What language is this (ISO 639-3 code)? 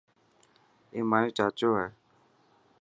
mki